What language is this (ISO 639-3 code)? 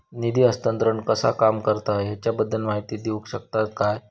mar